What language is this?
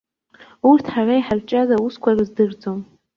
Abkhazian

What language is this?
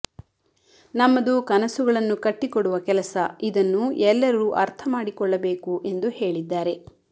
Kannada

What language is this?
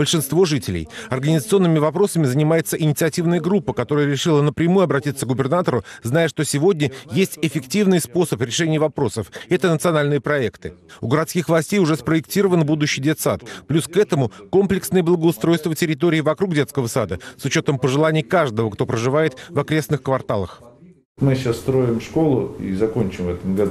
Russian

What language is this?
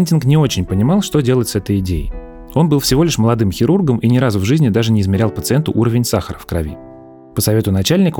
Russian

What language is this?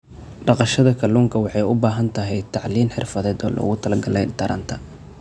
Somali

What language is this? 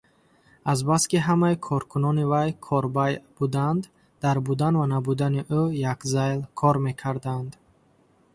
Tajik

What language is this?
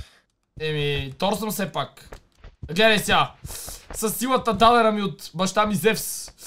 Bulgarian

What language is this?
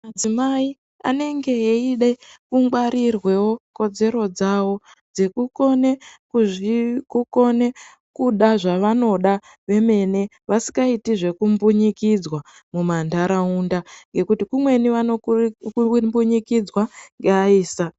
Ndau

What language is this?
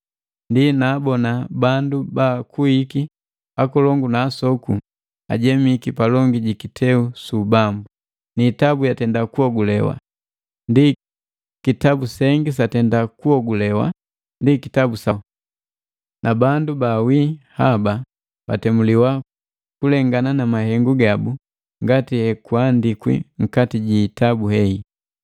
Matengo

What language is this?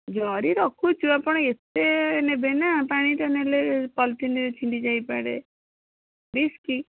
Odia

